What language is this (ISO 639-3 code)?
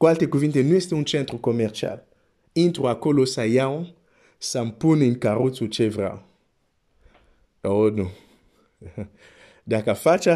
ron